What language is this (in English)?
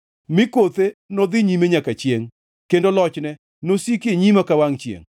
Luo (Kenya and Tanzania)